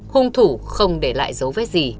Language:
Vietnamese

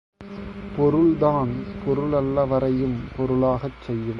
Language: Tamil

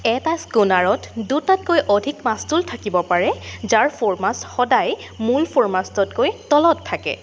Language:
Assamese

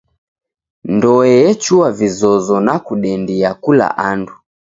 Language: Taita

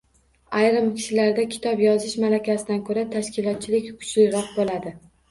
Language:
Uzbek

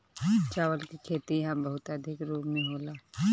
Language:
Bhojpuri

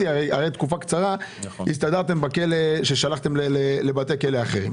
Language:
Hebrew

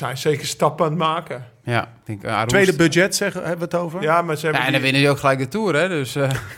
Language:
Dutch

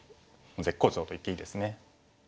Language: Japanese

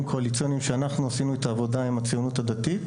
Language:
Hebrew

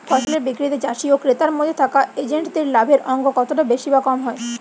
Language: Bangla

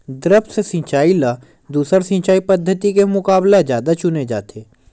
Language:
Chhattisgarhi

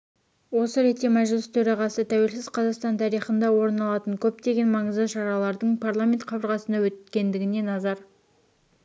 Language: Kazakh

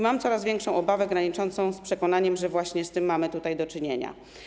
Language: Polish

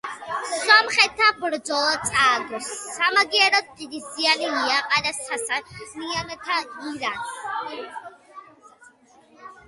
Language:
Georgian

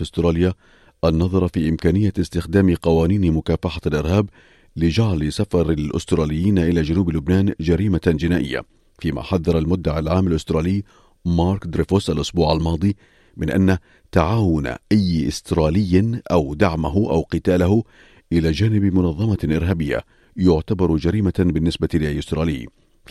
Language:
Arabic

